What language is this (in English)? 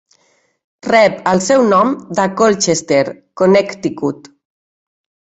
Catalan